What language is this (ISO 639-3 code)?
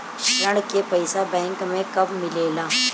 bho